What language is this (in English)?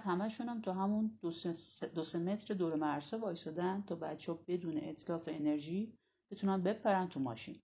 Persian